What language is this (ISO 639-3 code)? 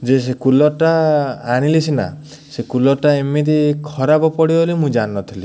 ori